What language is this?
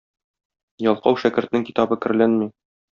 Tatar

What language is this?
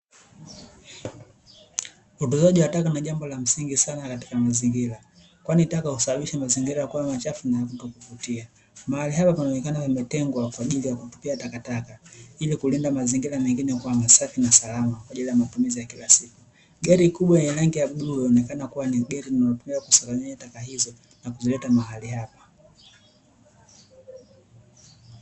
Swahili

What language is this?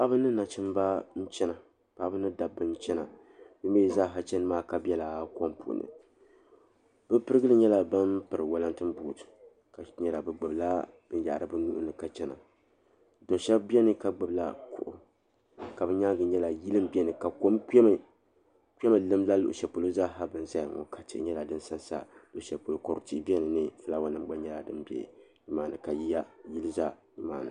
Dagbani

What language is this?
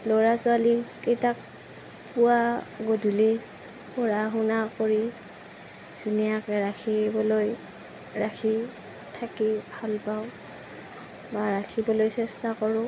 Assamese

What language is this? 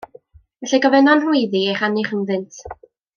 Welsh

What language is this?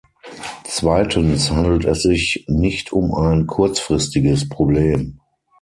German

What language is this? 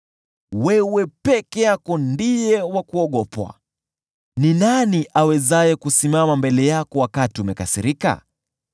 Swahili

